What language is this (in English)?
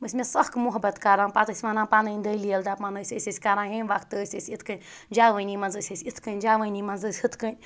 Kashmiri